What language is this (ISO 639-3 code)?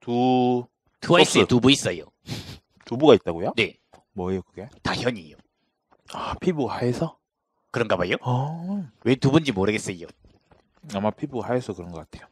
kor